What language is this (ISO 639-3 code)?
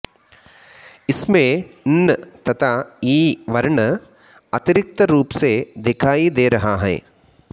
san